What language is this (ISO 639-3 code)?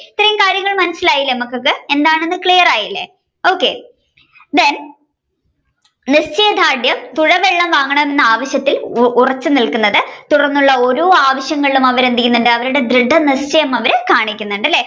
mal